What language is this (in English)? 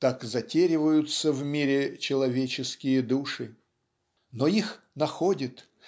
Russian